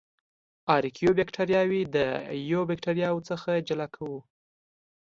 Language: Pashto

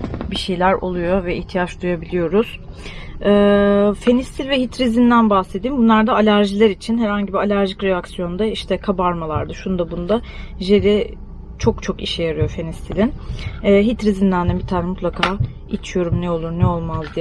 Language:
Turkish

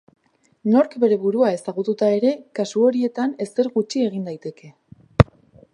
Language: Basque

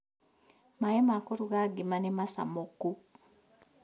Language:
Kikuyu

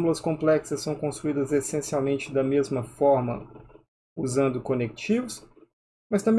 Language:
Portuguese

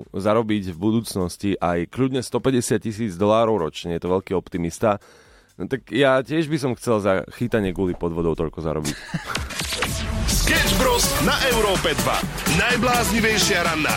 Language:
Slovak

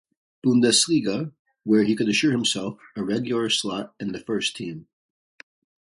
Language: English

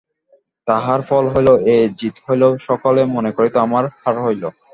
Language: Bangla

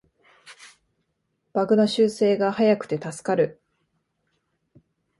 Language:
Japanese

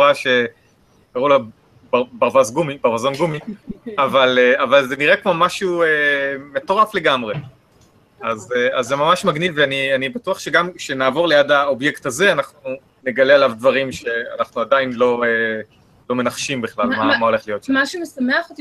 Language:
Hebrew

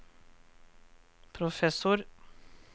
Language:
Norwegian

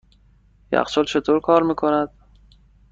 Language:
Persian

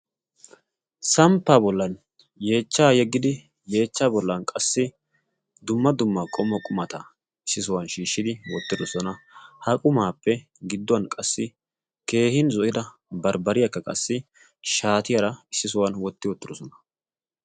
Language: Wolaytta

